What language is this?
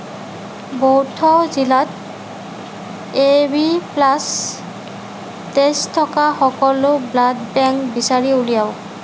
Assamese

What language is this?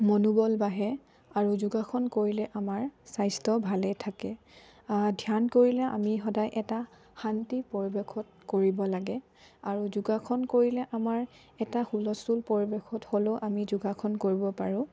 Assamese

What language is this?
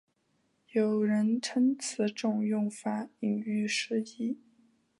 Chinese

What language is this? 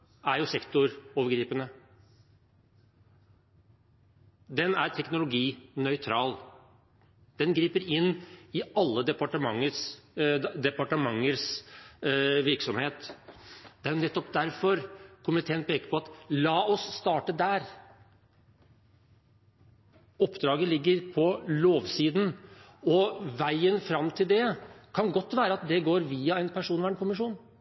Norwegian Bokmål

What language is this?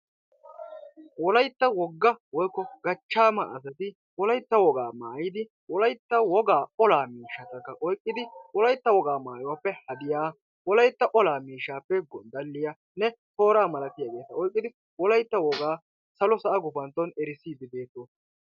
Wolaytta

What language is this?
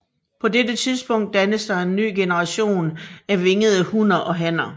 Danish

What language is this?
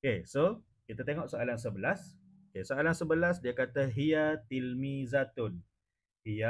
Malay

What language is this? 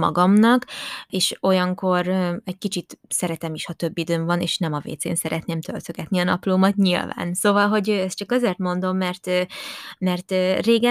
Hungarian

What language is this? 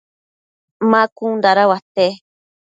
Matsés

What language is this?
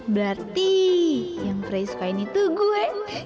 Indonesian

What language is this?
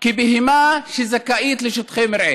Hebrew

